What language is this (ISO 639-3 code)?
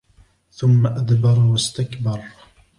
ara